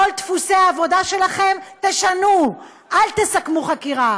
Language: Hebrew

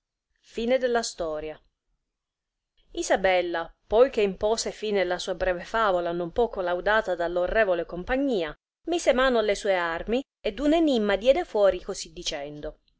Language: Italian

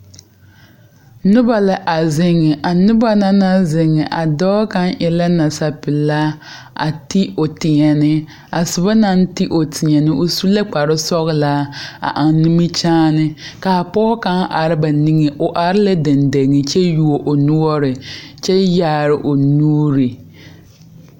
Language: Southern Dagaare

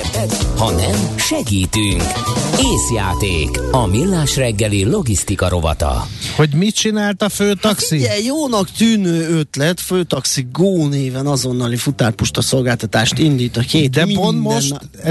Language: Hungarian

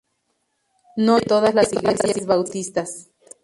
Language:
Spanish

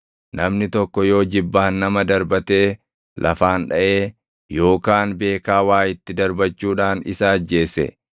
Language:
Oromo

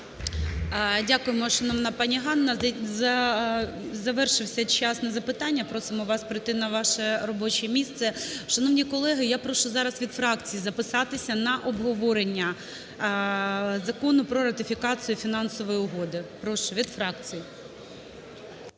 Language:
Ukrainian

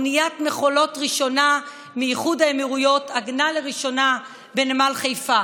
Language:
Hebrew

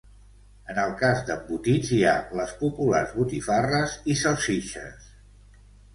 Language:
Catalan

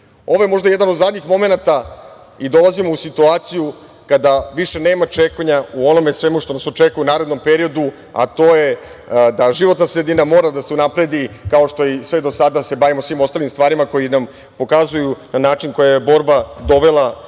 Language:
Serbian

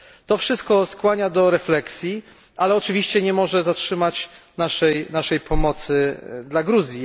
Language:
Polish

